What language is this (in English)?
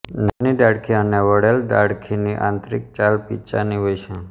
Gujarati